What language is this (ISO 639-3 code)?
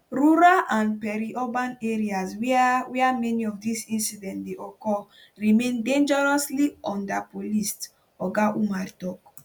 pcm